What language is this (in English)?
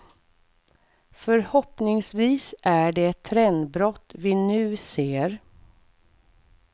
Swedish